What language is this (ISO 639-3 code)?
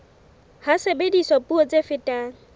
sot